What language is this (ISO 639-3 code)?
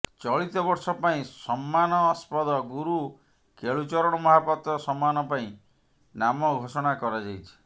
ori